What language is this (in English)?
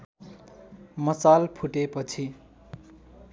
Nepali